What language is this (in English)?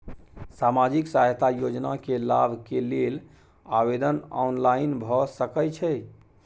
Maithili